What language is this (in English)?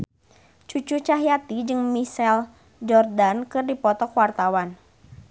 Sundanese